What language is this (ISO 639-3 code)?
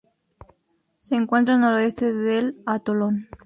spa